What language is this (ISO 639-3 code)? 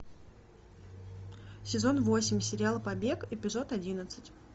rus